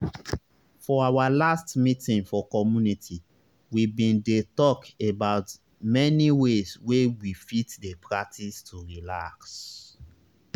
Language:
Nigerian Pidgin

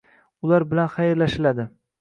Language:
Uzbek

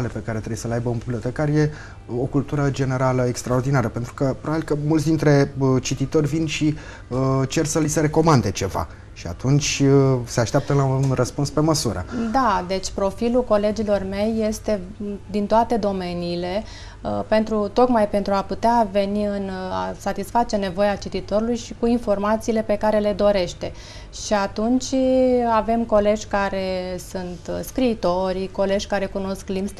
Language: Romanian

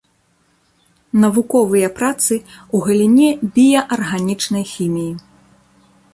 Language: Belarusian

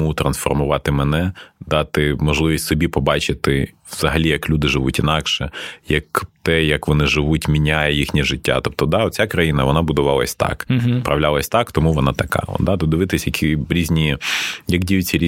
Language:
Ukrainian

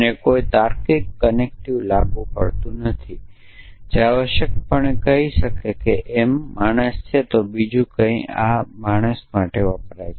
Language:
Gujarati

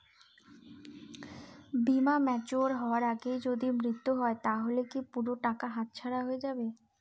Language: Bangla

